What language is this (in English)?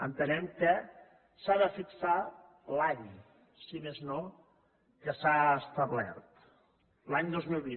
Catalan